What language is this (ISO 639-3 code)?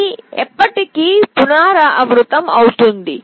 tel